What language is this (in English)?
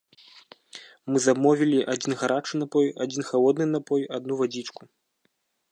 Belarusian